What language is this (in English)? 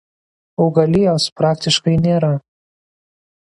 Lithuanian